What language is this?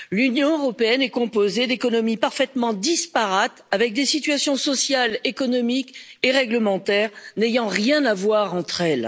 French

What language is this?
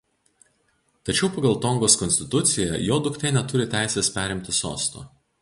Lithuanian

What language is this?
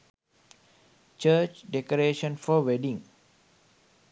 Sinhala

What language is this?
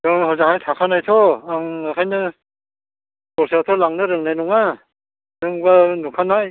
Bodo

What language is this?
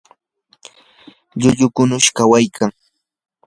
Yanahuanca Pasco Quechua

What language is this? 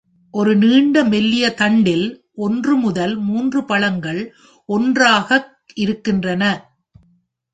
Tamil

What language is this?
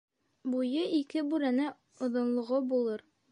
Bashkir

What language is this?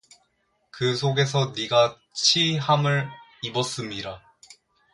Korean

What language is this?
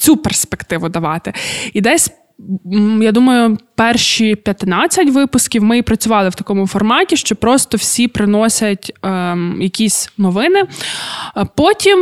Ukrainian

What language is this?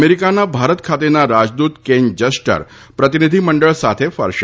Gujarati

